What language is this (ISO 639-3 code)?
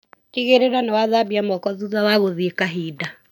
kik